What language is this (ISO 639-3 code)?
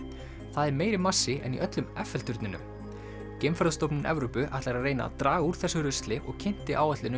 isl